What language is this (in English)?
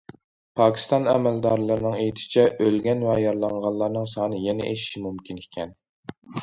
Uyghur